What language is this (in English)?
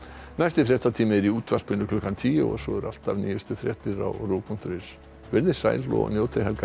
Icelandic